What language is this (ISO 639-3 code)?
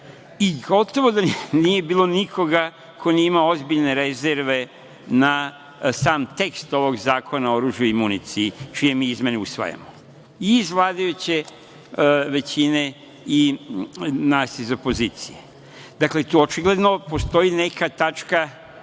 srp